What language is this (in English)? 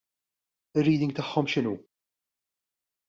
Maltese